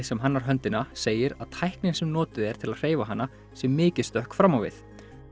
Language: Icelandic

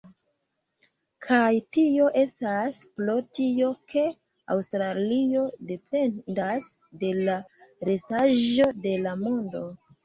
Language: Esperanto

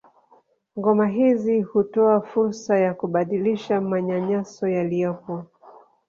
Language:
Swahili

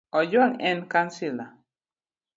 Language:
Luo (Kenya and Tanzania)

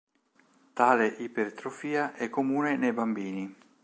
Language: Italian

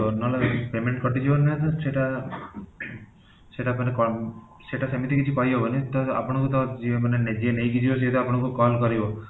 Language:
Odia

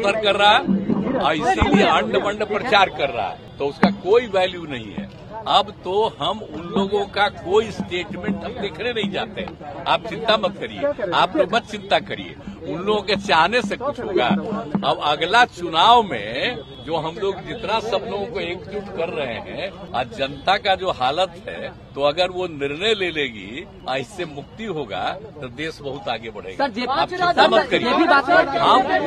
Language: Hindi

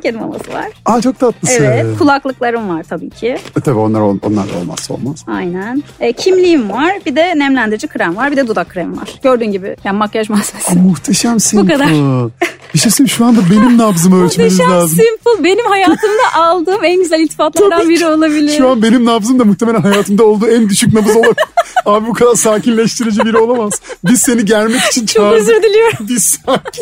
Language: Turkish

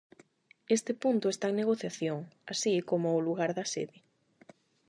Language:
Galician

